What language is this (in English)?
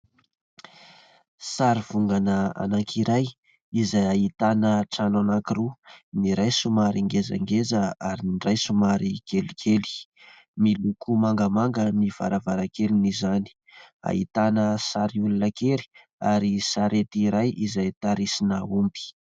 Malagasy